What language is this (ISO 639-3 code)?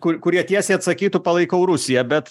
lit